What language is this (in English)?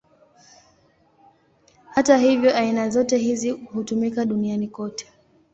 Swahili